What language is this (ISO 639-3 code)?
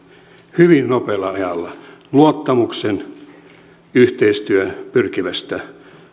fin